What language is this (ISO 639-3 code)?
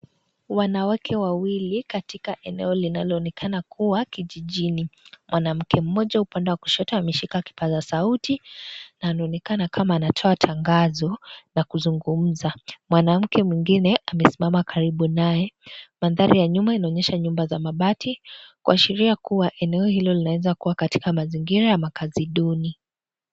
swa